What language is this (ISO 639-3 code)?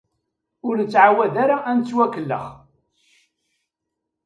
kab